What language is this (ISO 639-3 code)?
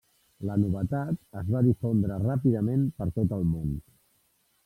cat